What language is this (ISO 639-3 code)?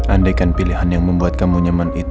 ind